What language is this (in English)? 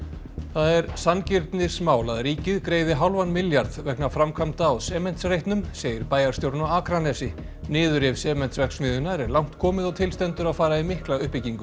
Icelandic